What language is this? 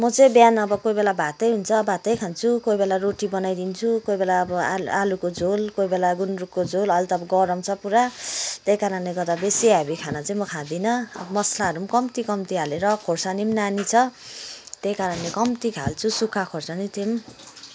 Nepali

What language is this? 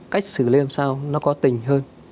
Vietnamese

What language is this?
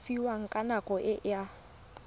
Tswana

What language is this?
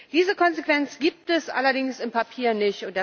German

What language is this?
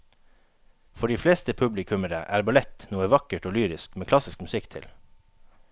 Norwegian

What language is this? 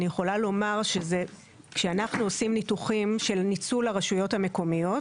Hebrew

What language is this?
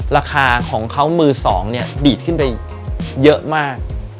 Thai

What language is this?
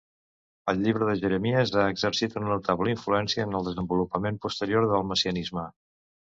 Catalan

